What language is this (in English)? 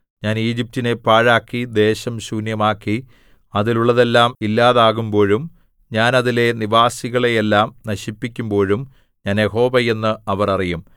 Malayalam